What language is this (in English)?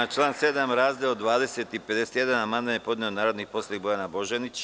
Serbian